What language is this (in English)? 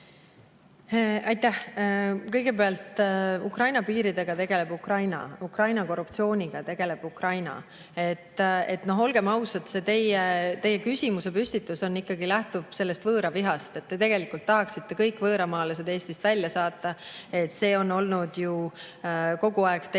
Estonian